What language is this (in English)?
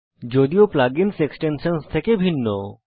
Bangla